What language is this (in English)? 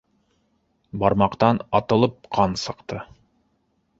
Bashkir